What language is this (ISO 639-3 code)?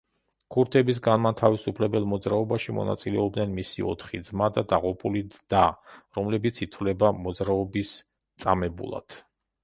kat